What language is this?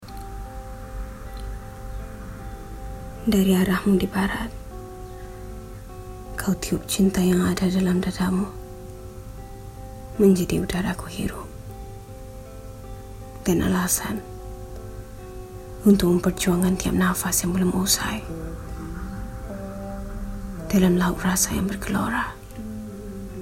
Malay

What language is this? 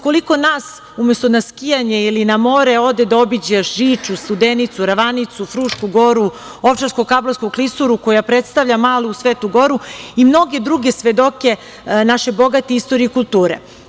Serbian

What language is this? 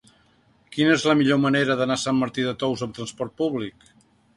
Catalan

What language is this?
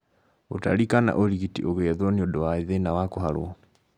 Kikuyu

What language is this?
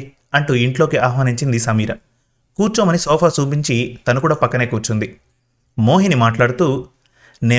Telugu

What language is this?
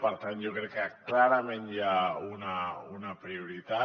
Catalan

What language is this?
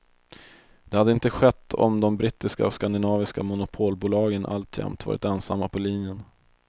Swedish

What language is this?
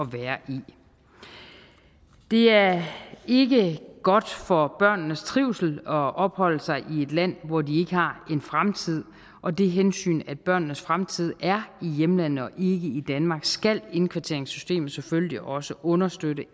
Danish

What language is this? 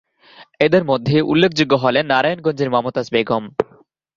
Bangla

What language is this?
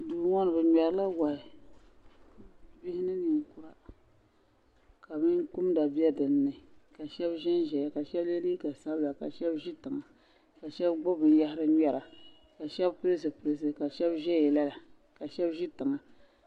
Dagbani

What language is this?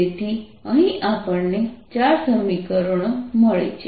Gujarati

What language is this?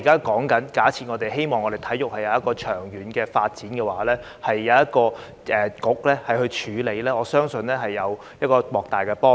Cantonese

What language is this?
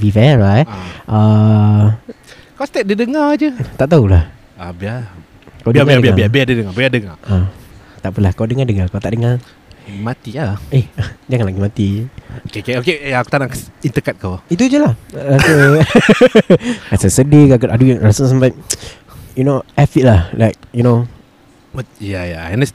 Malay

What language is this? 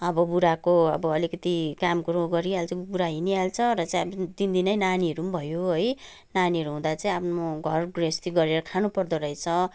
Nepali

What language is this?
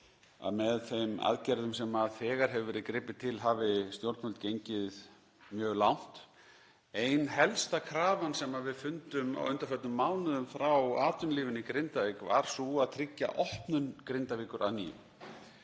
Icelandic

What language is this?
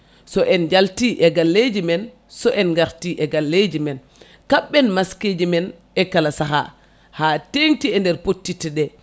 Fula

